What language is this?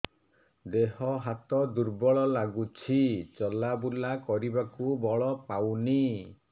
Odia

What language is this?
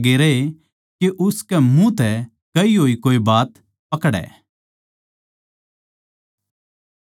Haryanvi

